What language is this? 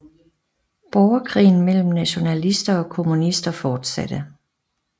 Danish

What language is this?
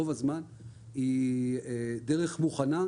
Hebrew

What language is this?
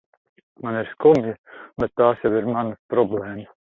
Latvian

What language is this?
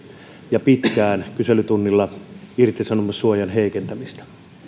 Finnish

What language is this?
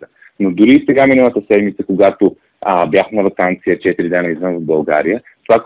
Bulgarian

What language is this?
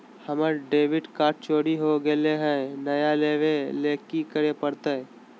Magahi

